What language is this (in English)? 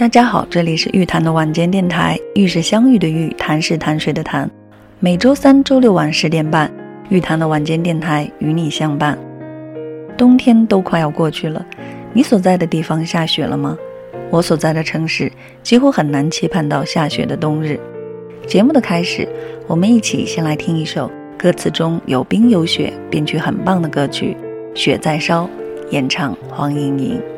Chinese